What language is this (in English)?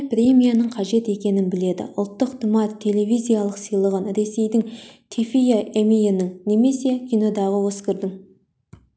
Kazakh